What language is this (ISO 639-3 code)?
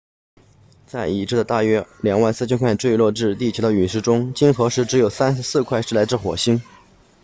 zho